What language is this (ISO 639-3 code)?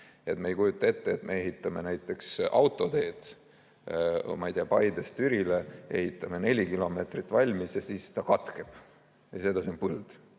est